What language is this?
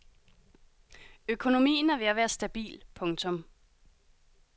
Danish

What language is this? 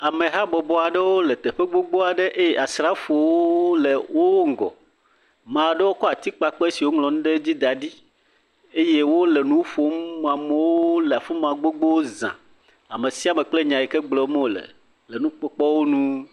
Ewe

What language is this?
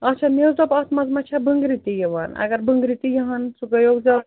Kashmiri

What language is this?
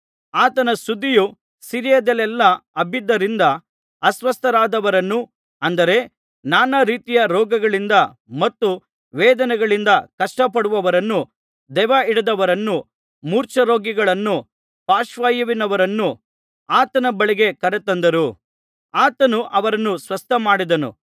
Kannada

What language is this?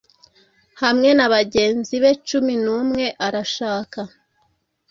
Kinyarwanda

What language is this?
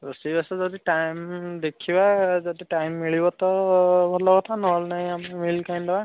Odia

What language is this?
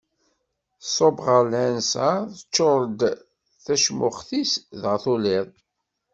Kabyle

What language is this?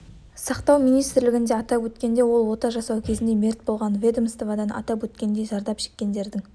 Kazakh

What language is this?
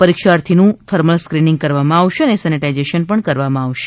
Gujarati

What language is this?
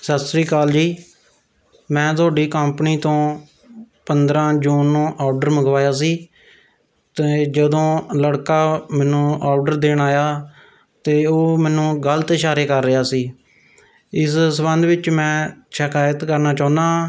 Punjabi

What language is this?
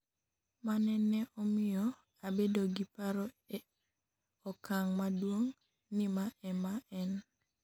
Luo (Kenya and Tanzania)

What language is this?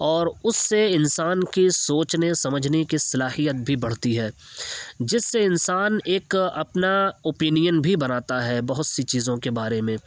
Urdu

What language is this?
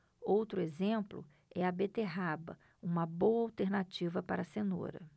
Portuguese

